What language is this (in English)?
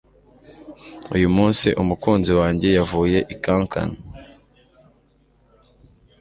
Kinyarwanda